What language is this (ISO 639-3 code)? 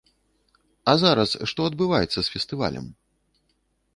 bel